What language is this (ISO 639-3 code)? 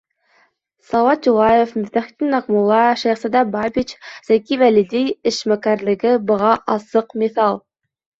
bak